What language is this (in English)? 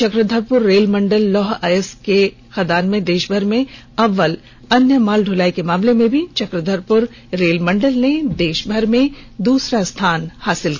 Hindi